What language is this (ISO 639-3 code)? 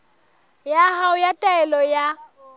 sot